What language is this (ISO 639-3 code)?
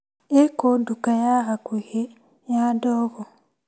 kik